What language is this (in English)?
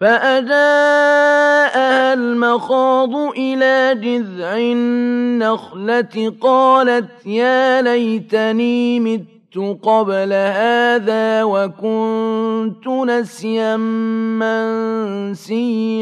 Arabic